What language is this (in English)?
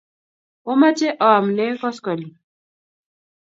Kalenjin